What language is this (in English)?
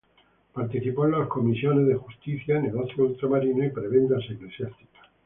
Spanish